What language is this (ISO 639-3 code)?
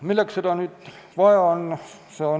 est